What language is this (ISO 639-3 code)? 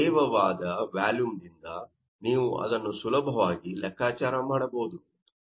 kan